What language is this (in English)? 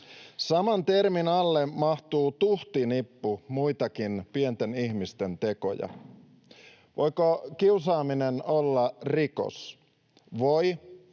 Finnish